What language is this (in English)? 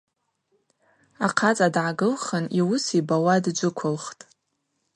Abaza